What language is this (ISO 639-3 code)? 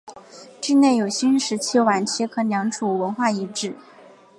zho